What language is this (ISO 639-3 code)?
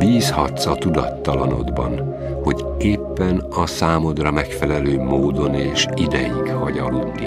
hun